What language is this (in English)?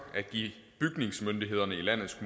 Danish